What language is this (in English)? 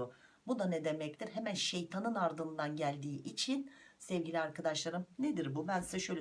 Turkish